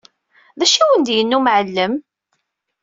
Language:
Kabyle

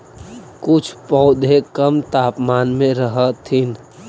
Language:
Magahi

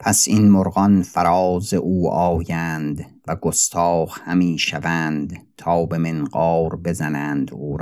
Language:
Persian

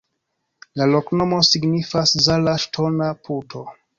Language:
Esperanto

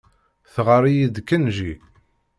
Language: Kabyle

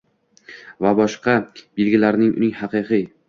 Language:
Uzbek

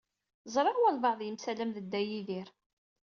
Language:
Kabyle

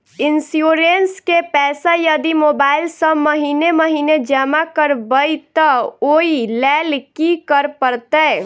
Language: Maithili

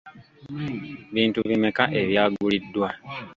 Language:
Ganda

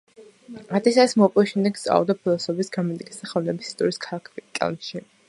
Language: Georgian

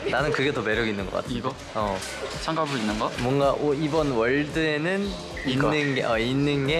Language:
Korean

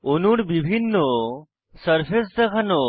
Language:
Bangla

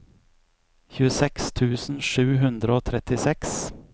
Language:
Norwegian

